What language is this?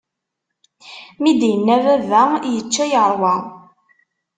Kabyle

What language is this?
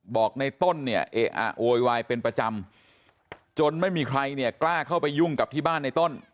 Thai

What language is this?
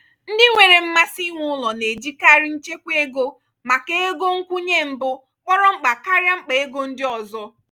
Igbo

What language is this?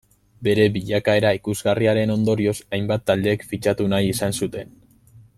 Basque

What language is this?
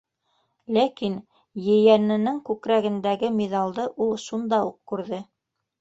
Bashkir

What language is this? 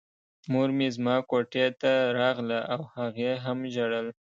Pashto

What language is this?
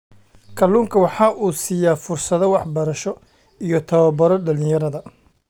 Somali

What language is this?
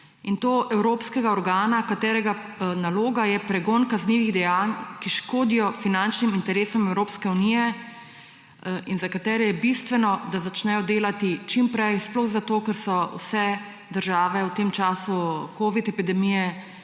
Slovenian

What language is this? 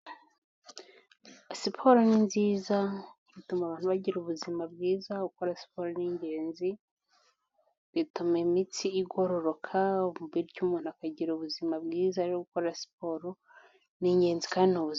Kinyarwanda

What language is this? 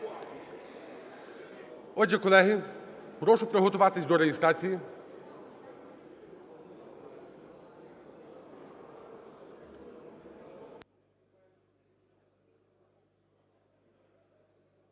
Ukrainian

